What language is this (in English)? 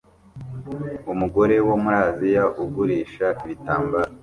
Kinyarwanda